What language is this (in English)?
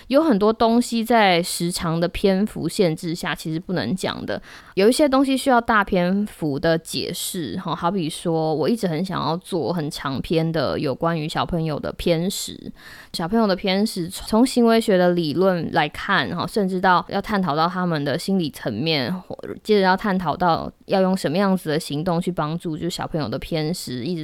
Chinese